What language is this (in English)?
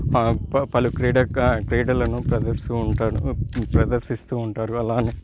Telugu